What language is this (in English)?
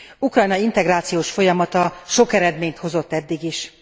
Hungarian